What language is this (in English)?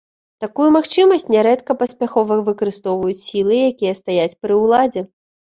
Belarusian